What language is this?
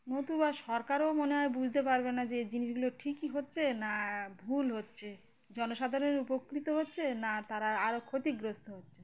Bangla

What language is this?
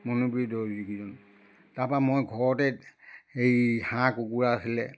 Assamese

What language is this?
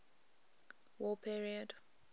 English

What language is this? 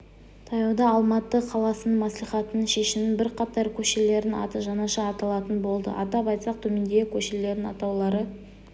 Kazakh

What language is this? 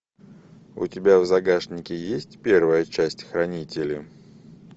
Russian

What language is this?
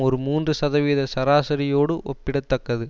Tamil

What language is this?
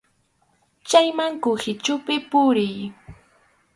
Arequipa-La Unión Quechua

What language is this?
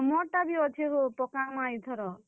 Odia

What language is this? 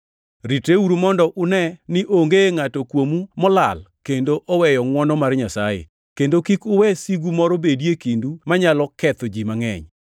Luo (Kenya and Tanzania)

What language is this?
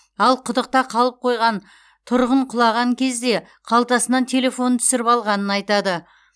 Kazakh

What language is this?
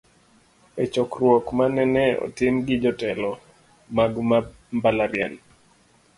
Luo (Kenya and Tanzania)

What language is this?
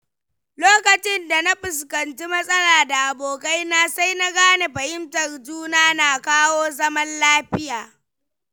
Hausa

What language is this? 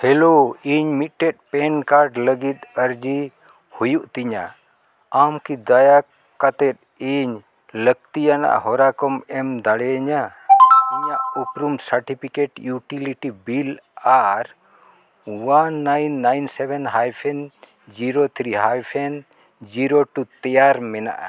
Santali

